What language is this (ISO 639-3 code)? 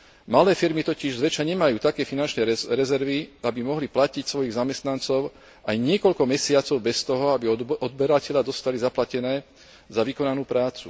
slk